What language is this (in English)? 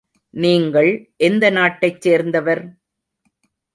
Tamil